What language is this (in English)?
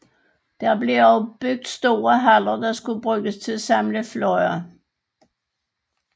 Danish